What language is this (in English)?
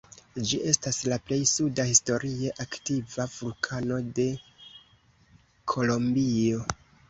Esperanto